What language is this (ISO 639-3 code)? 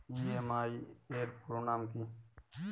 ben